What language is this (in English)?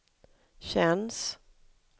Swedish